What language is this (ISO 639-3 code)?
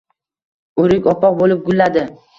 uzb